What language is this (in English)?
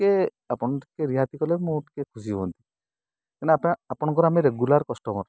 Odia